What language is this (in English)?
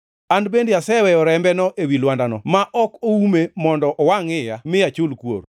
Luo (Kenya and Tanzania)